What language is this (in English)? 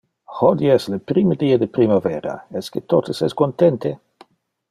Interlingua